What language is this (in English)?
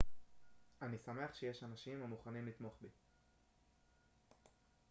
Hebrew